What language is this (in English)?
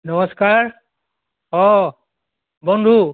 Assamese